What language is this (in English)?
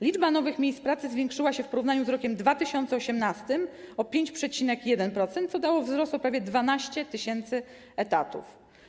Polish